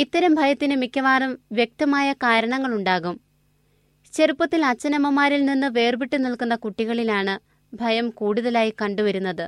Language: Malayalam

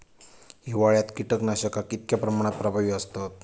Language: Marathi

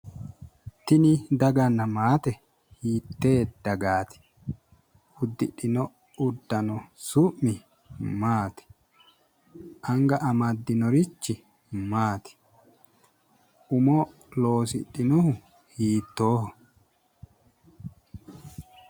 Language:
Sidamo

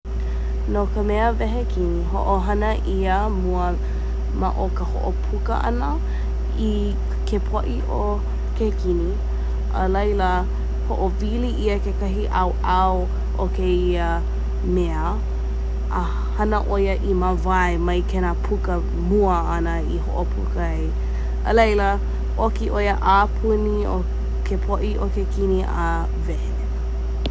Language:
Hawaiian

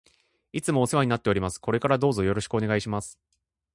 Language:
Japanese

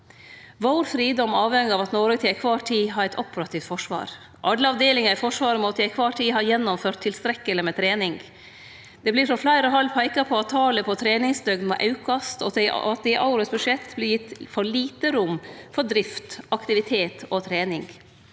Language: Norwegian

